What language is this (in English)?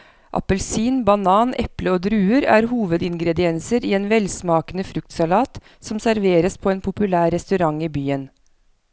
Norwegian